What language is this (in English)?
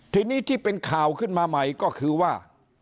Thai